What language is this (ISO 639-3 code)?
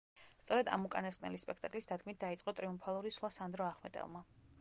kat